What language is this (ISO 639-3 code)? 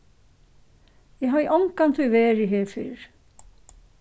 fao